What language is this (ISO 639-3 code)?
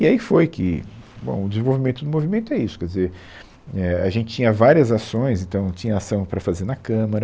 por